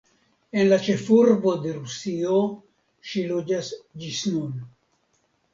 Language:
Esperanto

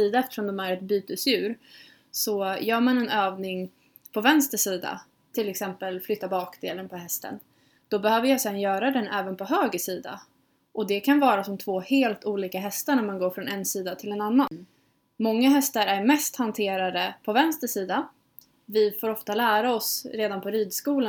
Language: Swedish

